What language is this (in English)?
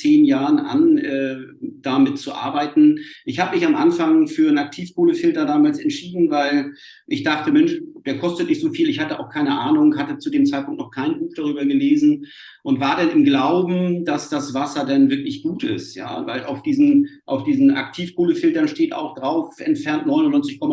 German